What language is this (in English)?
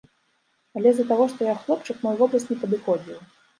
Belarusian